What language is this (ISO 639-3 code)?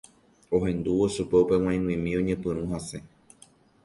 grn